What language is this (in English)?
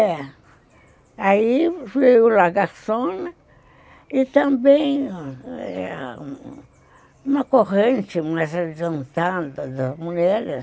Portuguese